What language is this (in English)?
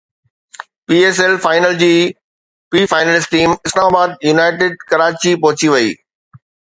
Sindhi